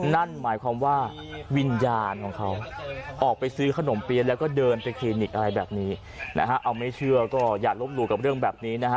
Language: Thai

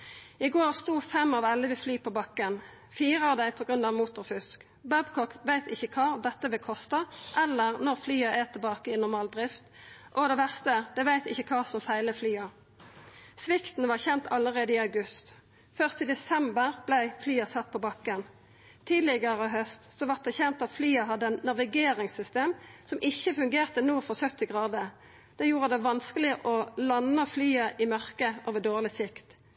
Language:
Norwegian Nynorsk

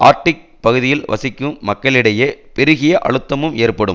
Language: Tamil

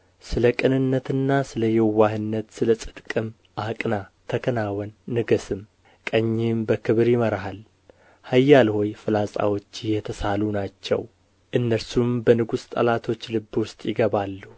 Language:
Amharic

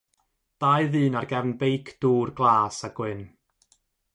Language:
Welsh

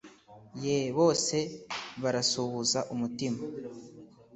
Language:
Kinyarwanda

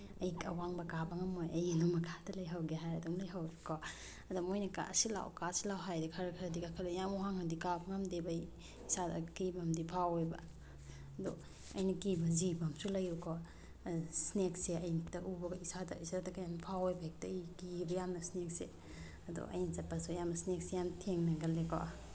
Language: Manipuri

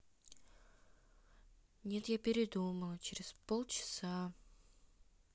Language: Russian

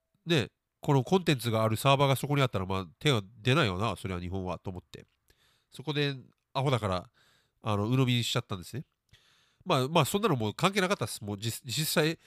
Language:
Japanese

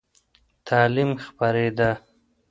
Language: Pashto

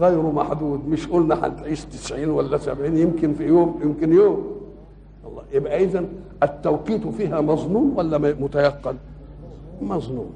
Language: Arabic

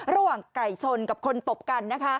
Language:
Thai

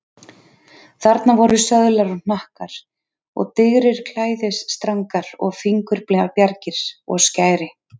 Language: Icelandic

